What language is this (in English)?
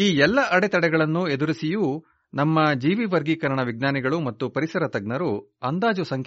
Kannada